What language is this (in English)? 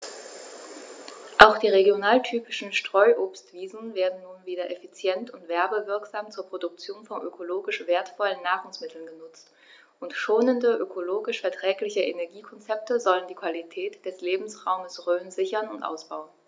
German